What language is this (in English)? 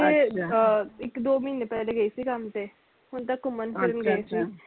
Punjabi